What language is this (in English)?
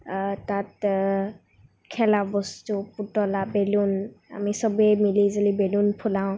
Assamese